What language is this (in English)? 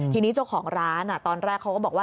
Thai